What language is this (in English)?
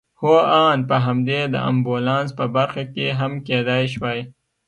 Pashto